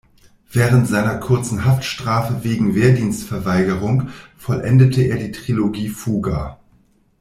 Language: German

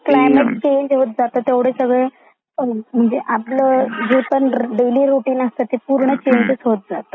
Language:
Marathi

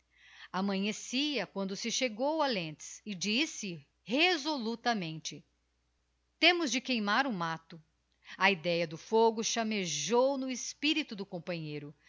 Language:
Portuguese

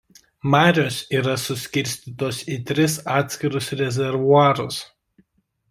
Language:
Lithuanian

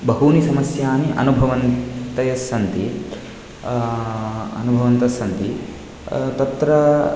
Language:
Sanskrit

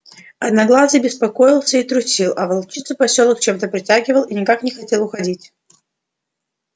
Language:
Russian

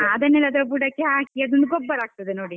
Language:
Kannada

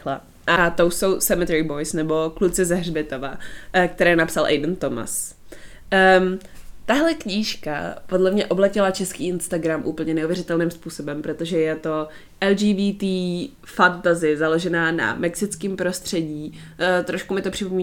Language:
Czech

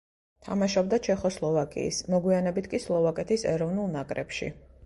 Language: Georgian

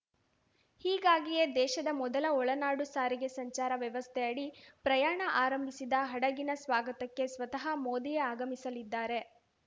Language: Kannada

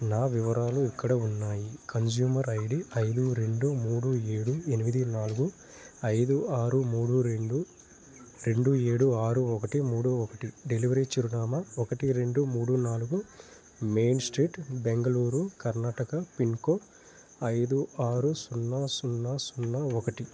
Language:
Telugu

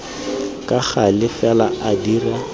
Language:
Tswana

